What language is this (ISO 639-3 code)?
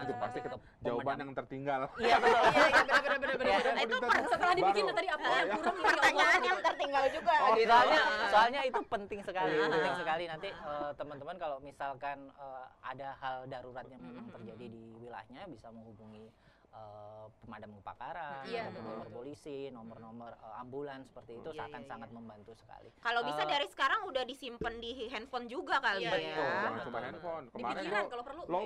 ind